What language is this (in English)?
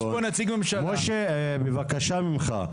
Hebrew